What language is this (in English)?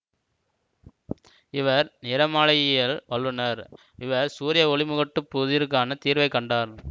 Tamil